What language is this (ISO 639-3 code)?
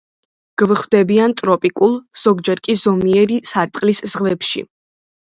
kat